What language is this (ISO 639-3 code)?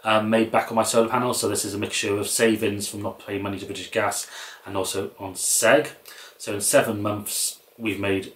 eng